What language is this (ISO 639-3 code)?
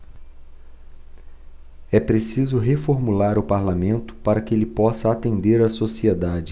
por